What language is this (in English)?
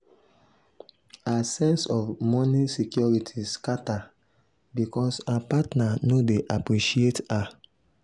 Nigerian Pidgin